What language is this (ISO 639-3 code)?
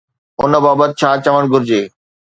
snd